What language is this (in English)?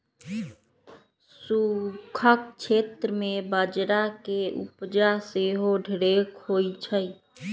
Magahi